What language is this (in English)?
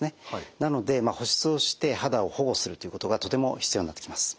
Japanese